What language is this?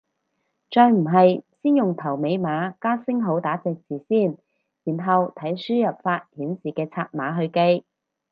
Cantonese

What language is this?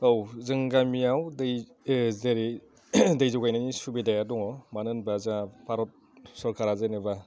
Bodo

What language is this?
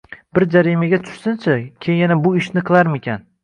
Uzbek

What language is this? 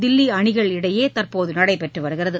Tamil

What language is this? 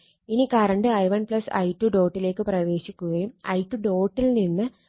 Malayalam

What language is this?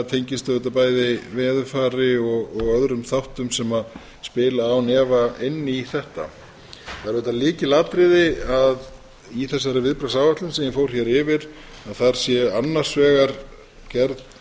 Icelandic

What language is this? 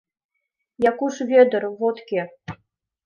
Mari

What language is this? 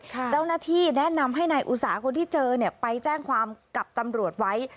Thai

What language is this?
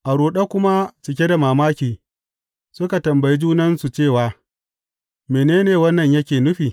Hausa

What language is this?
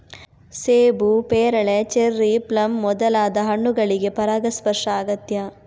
Kannada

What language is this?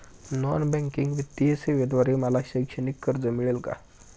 Marathi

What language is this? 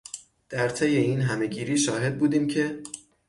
Persian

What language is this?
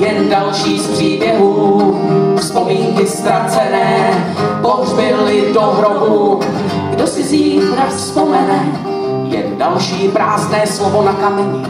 Czech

